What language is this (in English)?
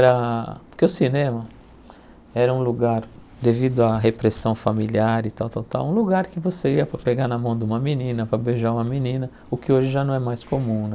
Portuguese